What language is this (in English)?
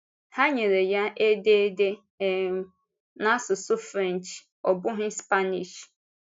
Igbo